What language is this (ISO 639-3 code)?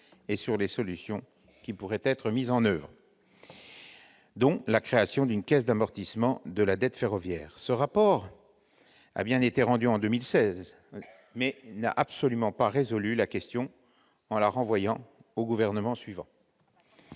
fra